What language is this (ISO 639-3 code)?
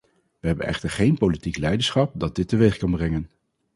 nld